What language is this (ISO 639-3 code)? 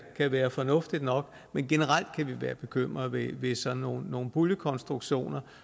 dan